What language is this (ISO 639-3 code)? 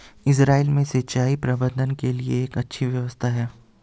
hin